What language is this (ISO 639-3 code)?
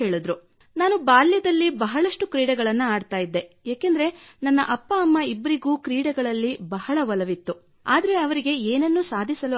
kan